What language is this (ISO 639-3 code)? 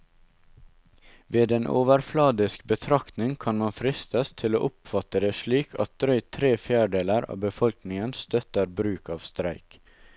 nor